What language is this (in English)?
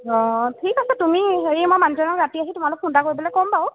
Assamese